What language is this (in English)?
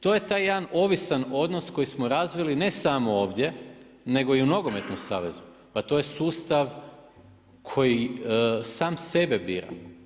Croatian